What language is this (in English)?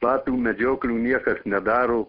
Lithuanian